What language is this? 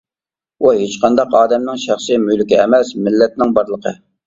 Uyghur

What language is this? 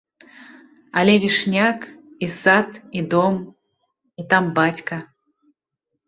Belarusian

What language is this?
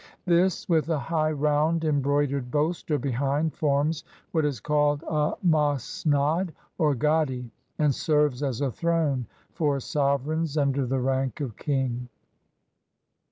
English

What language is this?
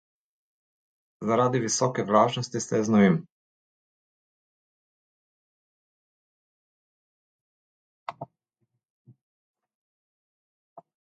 Slovenian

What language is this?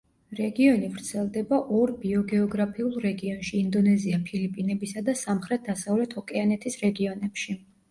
Georgian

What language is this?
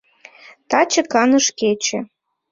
Mari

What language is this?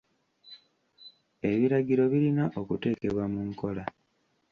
Ganda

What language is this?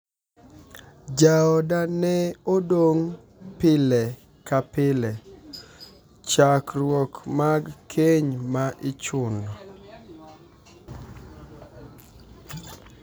Luo (Kenya and Tanzania)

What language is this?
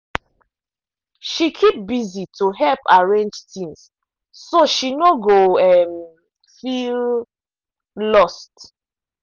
Nigerian Pidgin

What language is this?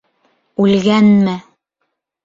Bashkir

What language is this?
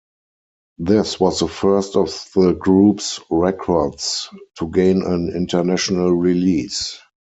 English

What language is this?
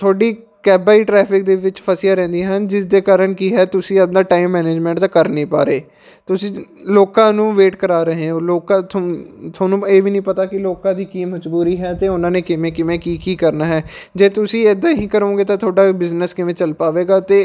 Punjabi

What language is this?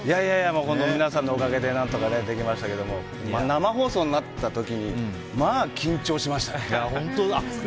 Japanese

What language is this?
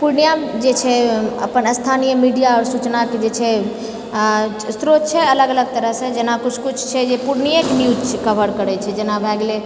Maithili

